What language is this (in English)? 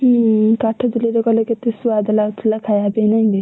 Odia